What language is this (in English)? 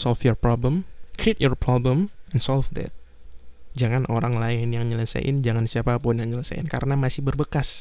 Indonesian